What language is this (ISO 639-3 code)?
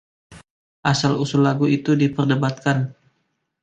ind